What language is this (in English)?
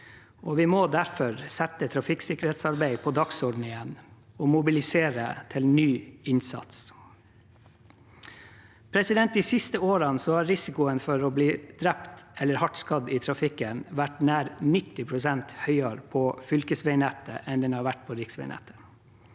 Norwegian